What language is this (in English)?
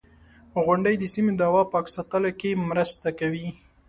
Pashto